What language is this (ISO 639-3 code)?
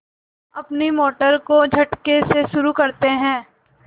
hin